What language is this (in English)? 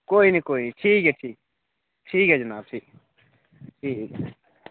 Dogri